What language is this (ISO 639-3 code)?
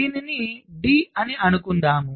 tel